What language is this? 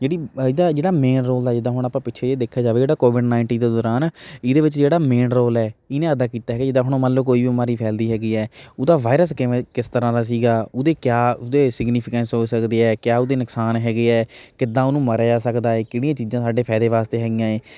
Punjabi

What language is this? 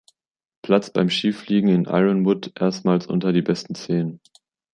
German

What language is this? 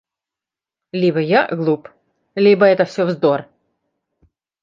Russian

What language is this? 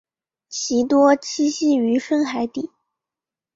Chinese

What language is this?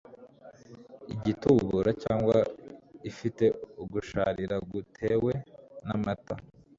Kinyarwanda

